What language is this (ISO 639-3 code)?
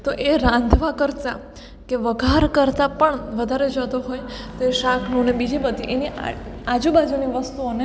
guj